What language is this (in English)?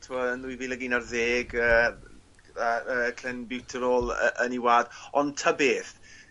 Welsh